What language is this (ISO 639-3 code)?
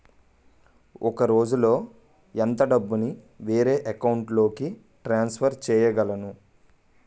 tel